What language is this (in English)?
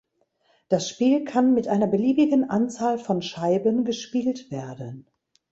German